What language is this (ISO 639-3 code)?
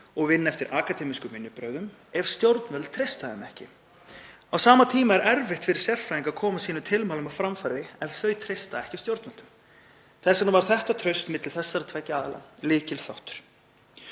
isl